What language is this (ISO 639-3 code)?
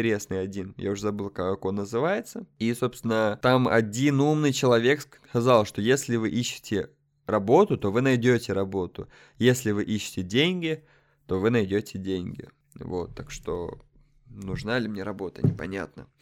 rus